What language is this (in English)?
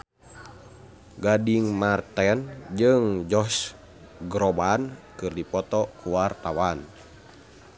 Sundanese